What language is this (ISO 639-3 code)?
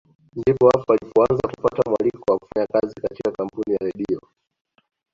swa